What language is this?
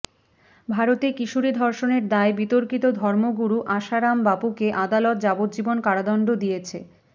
Bangla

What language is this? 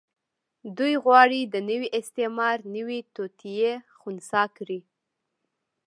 Pashto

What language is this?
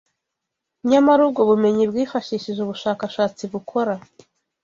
Kinyarwanda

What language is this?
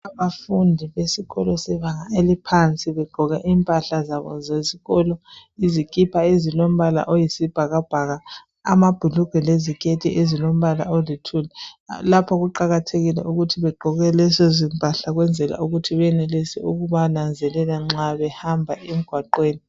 North Ndebele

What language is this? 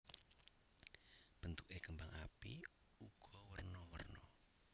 Javanese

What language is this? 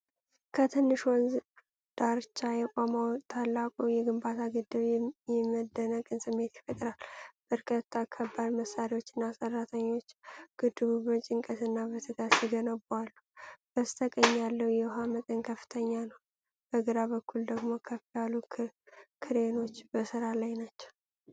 Amharic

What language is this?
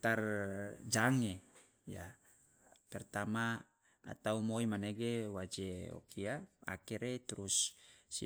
Loloda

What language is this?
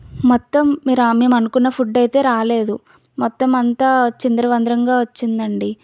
Telugu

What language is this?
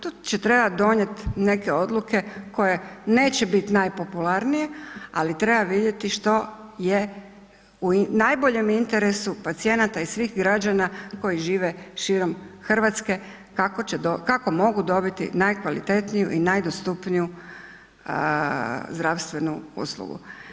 Croatian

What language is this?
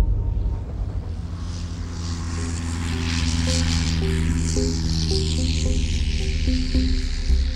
French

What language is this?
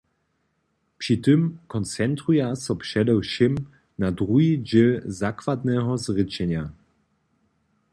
Upper Sorbian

